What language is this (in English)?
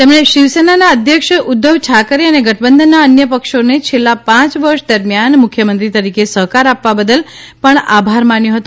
Gujarati